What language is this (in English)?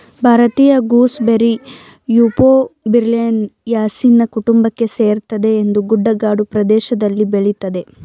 Kannada